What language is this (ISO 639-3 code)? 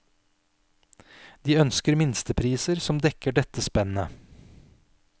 nor